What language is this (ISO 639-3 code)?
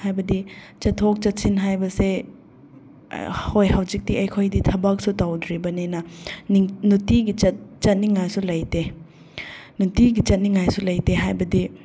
mni